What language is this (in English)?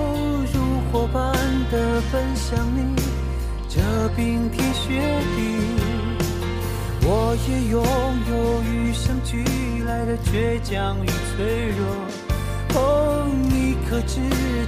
Chinese